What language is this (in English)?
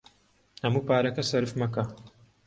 Central Kurdish